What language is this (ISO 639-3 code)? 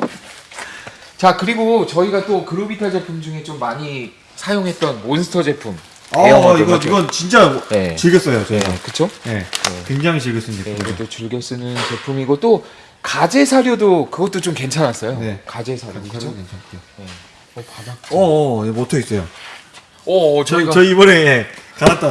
kor